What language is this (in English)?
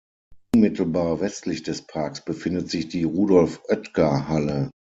German